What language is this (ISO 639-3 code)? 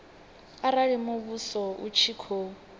ven